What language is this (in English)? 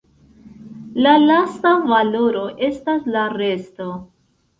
Esperanto